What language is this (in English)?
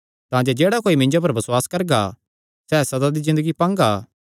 Kangri